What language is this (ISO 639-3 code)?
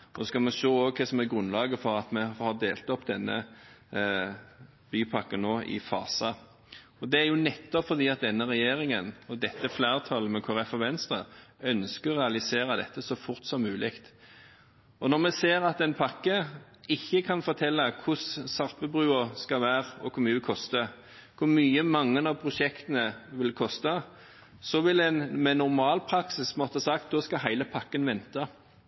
nob